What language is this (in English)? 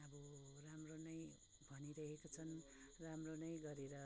Nepali